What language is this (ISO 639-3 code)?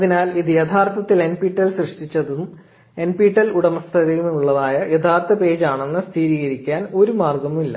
mal